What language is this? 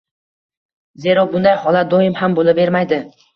Uzbek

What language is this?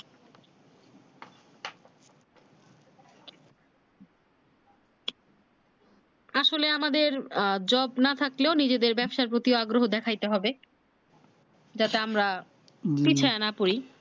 Bangla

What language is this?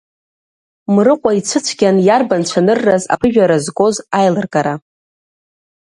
Abkhazian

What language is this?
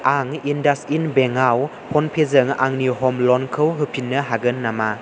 Bodo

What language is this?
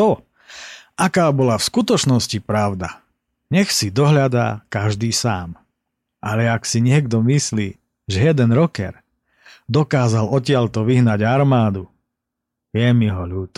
Slovak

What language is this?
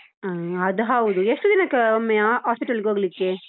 Kannada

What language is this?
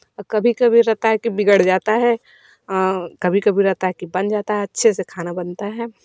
Hindi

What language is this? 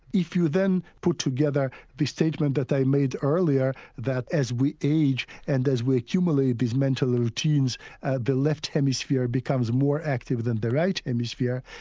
English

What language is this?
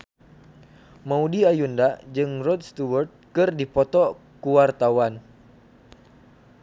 Sundanese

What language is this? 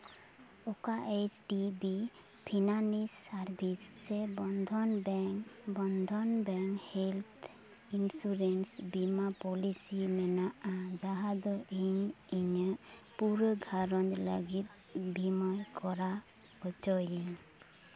Santali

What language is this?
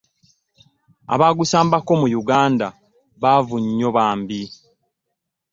Ganda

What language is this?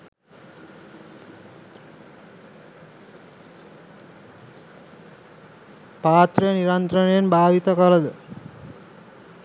Sinhala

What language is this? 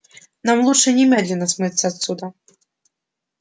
Russian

